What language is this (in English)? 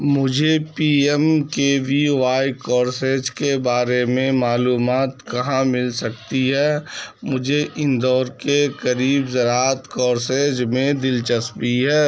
Urdu